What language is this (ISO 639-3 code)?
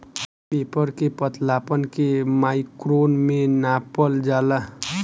bho